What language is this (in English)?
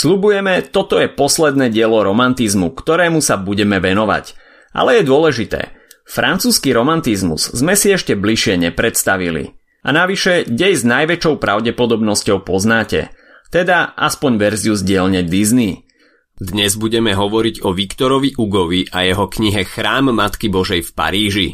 Slovak